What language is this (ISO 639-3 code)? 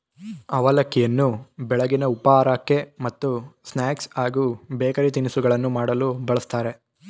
kan